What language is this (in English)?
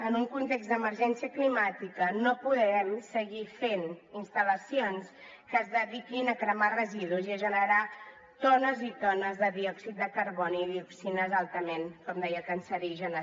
Catalan